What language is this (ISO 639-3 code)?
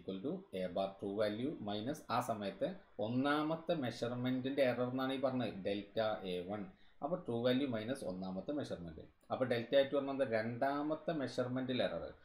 mal